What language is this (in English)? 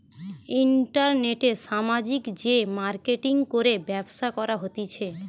Bangla